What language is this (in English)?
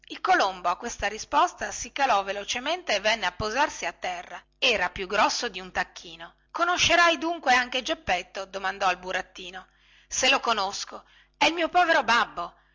Italian